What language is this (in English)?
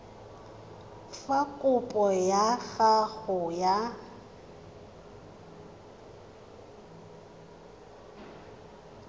Tswana